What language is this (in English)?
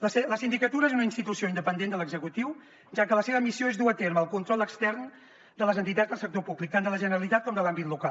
Catalan